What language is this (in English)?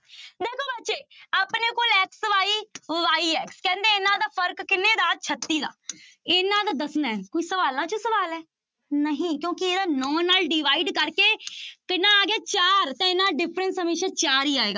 Punjabi